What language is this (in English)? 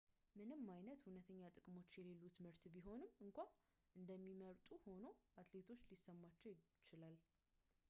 Amharic